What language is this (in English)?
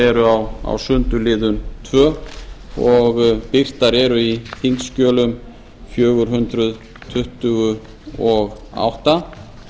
Icelandic